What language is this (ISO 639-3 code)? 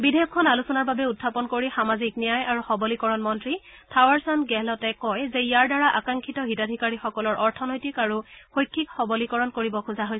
asm